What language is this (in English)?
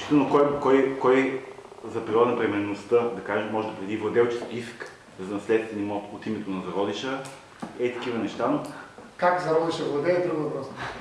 Bulgarian